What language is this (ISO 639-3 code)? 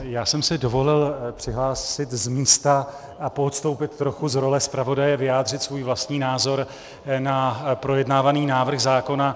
ces